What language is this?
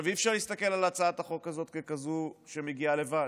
Hebrew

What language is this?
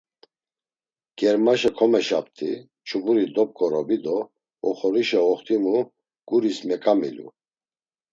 Laz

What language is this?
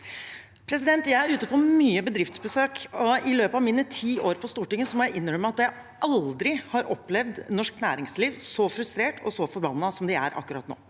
Norwegian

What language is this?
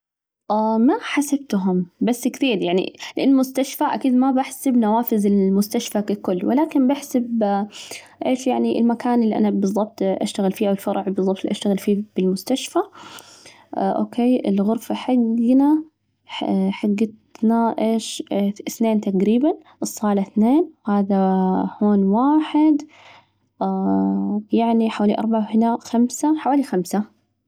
Najdi Arabic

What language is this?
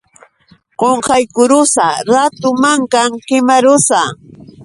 Yauyos Quechua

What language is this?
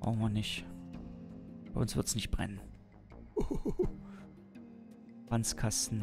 German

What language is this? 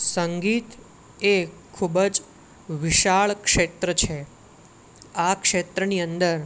Gujarati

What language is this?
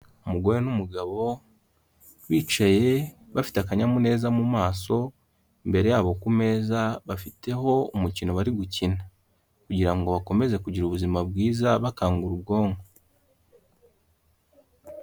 Kinyarwanda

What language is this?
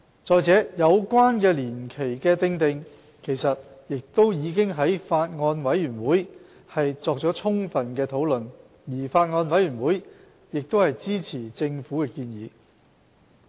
Cantonese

